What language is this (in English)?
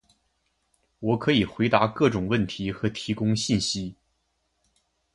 Chinese